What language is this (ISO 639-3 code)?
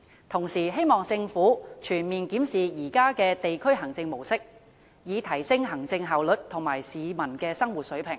yue